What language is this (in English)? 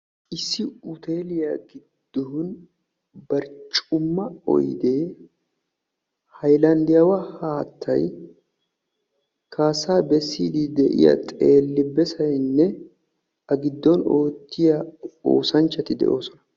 Wolaytta